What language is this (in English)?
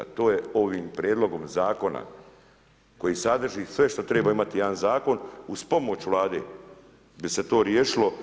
Croatian